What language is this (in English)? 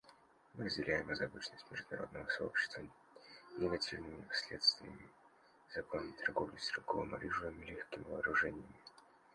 Russian